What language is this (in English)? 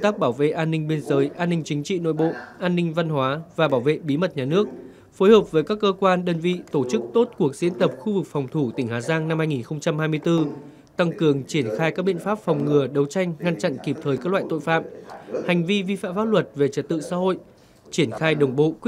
Vietnamese